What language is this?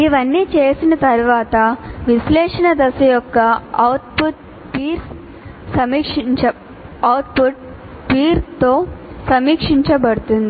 Telugu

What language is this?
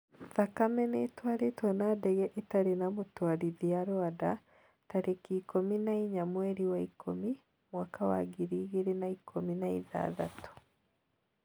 Kikuyu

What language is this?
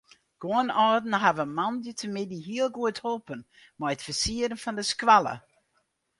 Western Frisian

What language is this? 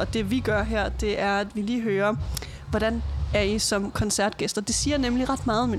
Danish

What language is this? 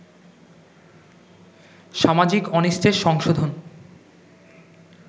Bangla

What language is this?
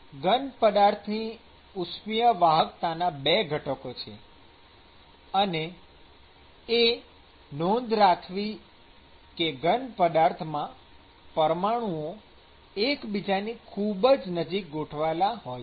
Gujarati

